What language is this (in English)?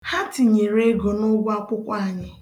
Igbo